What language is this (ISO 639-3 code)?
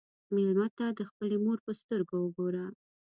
pus